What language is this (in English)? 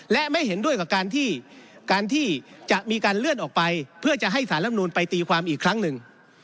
Thai